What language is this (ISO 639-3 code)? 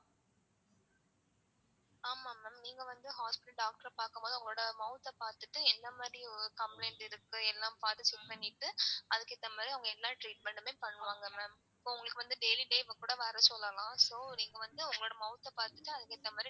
tam